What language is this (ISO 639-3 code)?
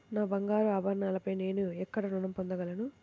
tel